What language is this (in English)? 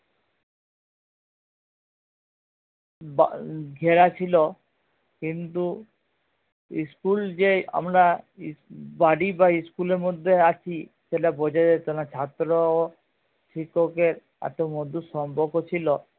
Bangla